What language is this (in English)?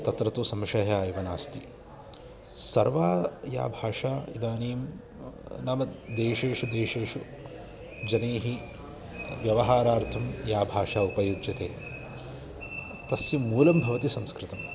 Sanskrit